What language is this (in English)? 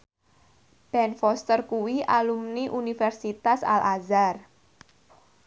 Javanese